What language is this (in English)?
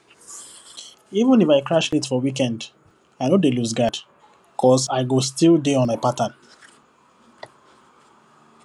Nigerian Pidgin